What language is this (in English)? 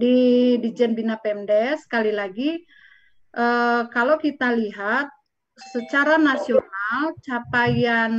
Indonesian